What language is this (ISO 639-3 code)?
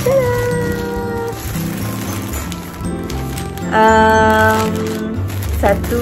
msa